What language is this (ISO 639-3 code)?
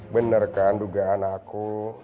ind